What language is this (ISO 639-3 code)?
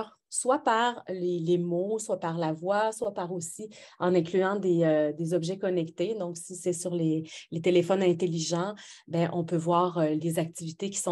fra